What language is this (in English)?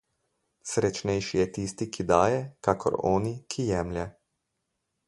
Slovenian